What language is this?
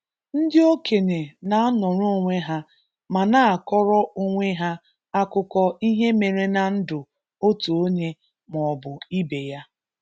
Igbo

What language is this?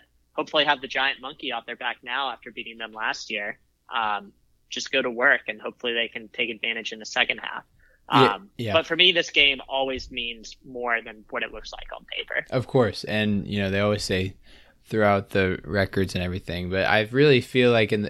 English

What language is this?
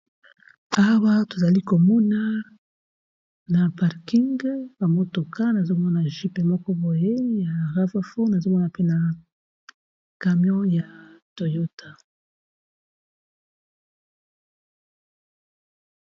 Lingala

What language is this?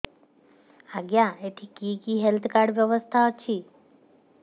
Odia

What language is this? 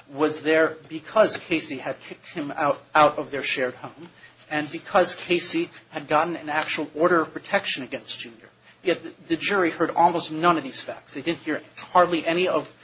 English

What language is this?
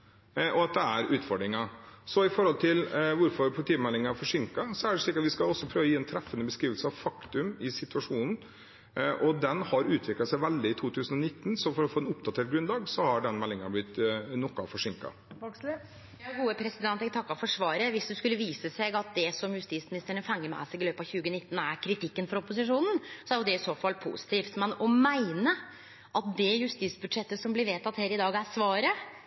Norwegian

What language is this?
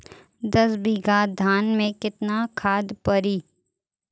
Bhojpuri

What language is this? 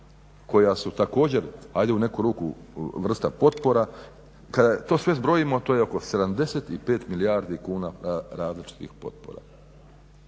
Croatian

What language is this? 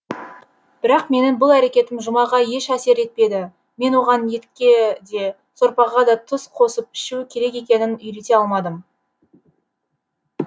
Kazakh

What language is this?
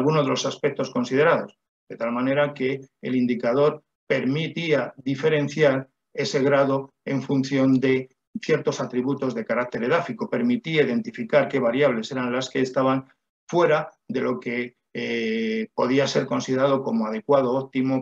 Spanish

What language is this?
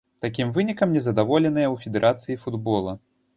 Belarusian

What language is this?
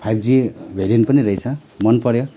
Nepali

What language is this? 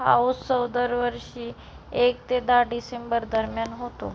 Marathi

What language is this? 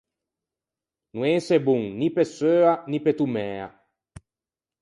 Ligurian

